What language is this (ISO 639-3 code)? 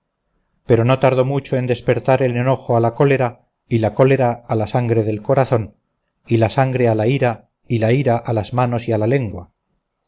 spa